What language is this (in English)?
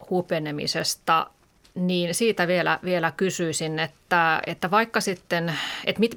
Finnish